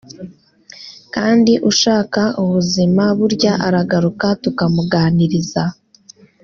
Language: Kinyarwanda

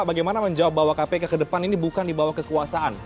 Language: Indonesian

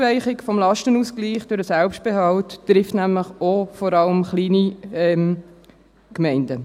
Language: Swiss German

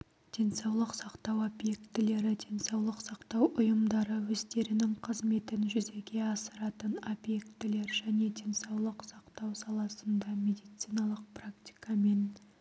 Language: Kazakh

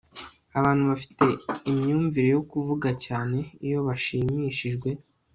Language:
Kinyarwanda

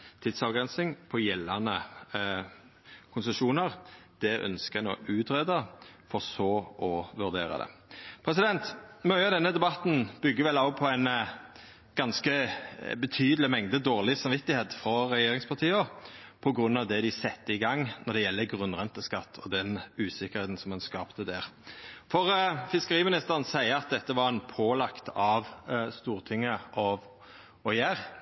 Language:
Norwegian Nynorsk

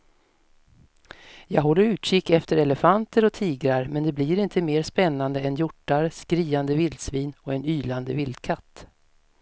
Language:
Swedish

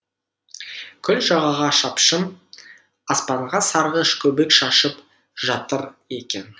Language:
Kazakh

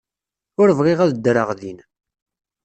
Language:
Kabyle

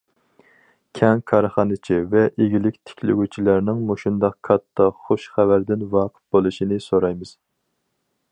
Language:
Uyghur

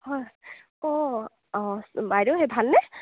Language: Assamese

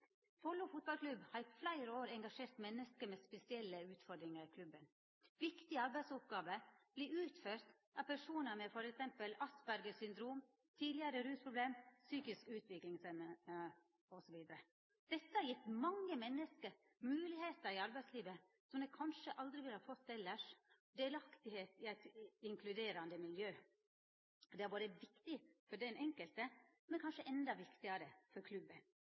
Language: Norwegian Nynorsk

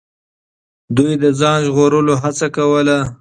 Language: Pashto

